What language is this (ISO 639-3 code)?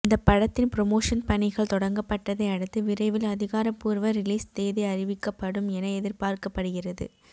tam